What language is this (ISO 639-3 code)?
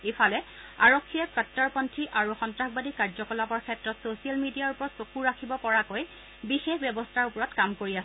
asm